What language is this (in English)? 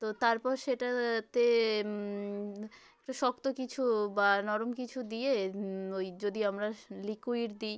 Bangla